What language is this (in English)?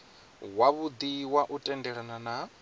Venda